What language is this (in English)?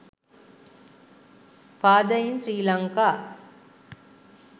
Sinhala